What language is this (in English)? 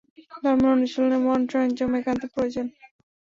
Bangla